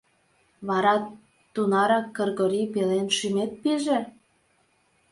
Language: Mari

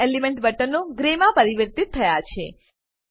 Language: Gujarati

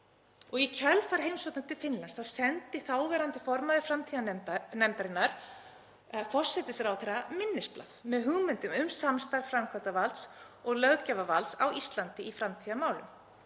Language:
Icelandic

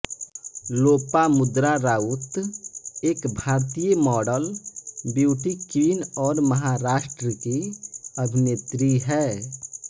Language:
Hindi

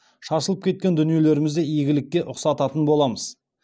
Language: Kazakh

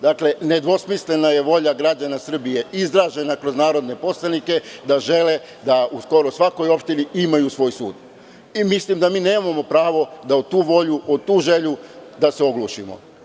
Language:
Serbian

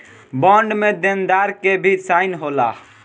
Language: Bhojpuri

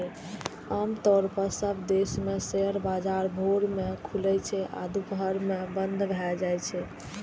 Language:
Maithili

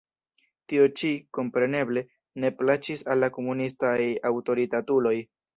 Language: Esperanto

